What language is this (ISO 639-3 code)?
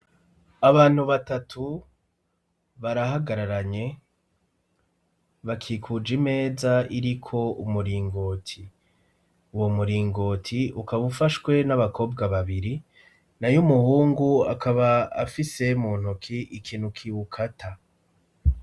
run